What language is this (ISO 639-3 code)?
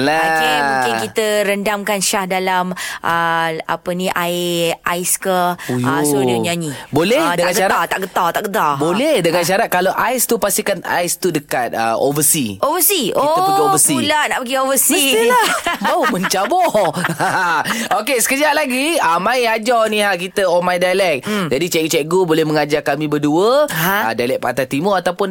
msa